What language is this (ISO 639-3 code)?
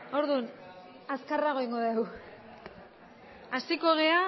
eus